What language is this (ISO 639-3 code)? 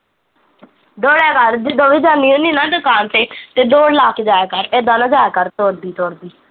pan